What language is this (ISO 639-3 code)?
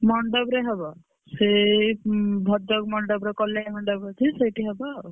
ori